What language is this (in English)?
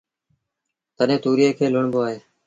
Sindhi Bhil